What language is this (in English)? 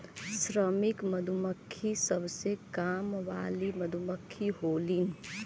Bhojpuri